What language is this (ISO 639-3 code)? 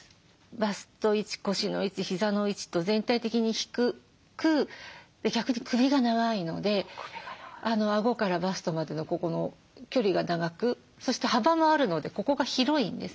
jpn